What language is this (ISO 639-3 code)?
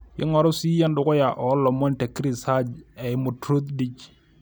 mas